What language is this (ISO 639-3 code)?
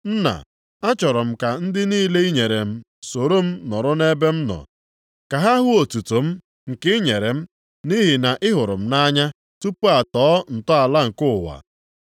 ibo